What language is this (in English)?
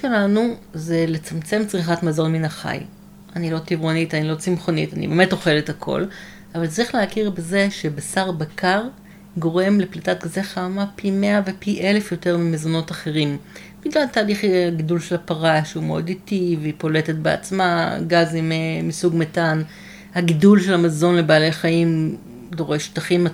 Hebrew